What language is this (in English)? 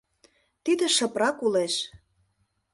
Mari